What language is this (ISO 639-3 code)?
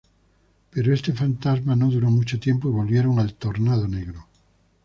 spa